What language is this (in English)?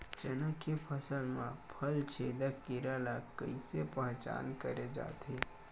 Chhattisgarhi